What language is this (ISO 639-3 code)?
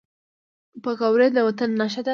pus